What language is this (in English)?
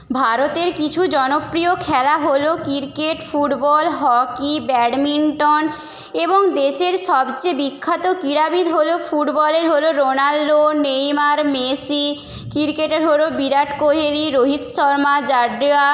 Bangla